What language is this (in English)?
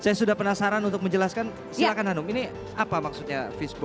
Indonesian